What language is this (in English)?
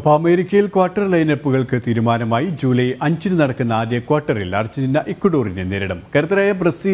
Malayalam